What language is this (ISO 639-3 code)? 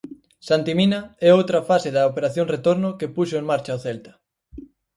glg